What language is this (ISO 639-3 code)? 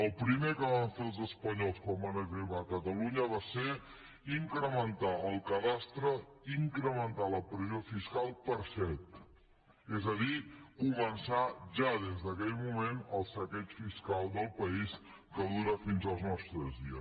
cat